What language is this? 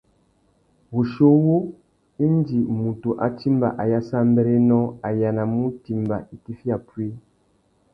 Tuki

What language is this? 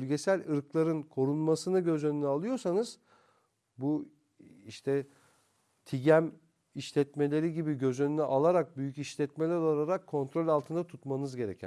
Turkish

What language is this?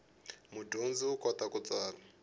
Tsonga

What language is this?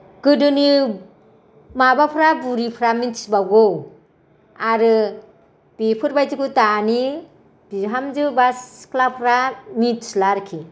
Bodo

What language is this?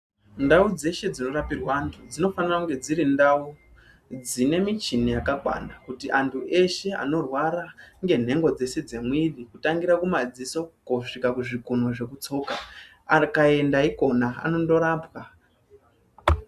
Ndau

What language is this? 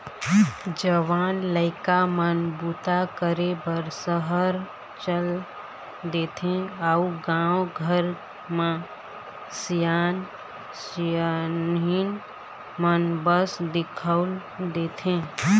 Chhattisgarhi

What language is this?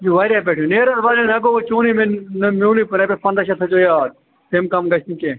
Kashmiri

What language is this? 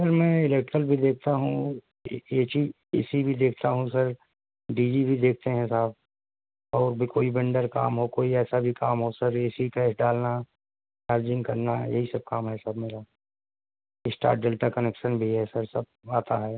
Urdu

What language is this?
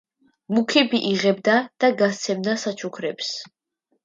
Georgian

